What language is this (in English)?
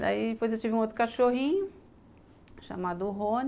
Portuguese